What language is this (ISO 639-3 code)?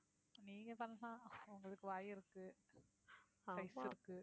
tam